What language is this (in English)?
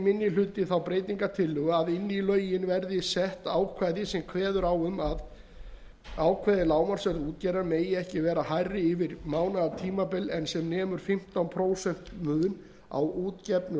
Icelandic